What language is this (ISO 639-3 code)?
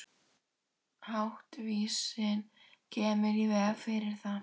isl